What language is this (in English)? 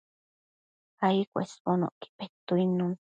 Matsés